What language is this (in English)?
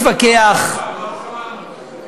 Hebrew